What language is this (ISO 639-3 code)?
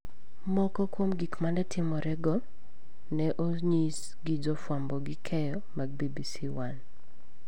luo